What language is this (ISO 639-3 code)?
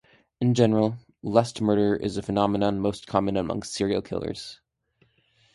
eng